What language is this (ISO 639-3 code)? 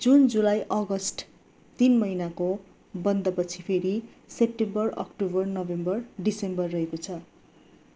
nep